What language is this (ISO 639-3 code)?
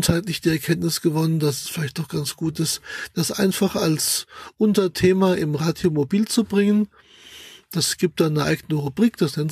deu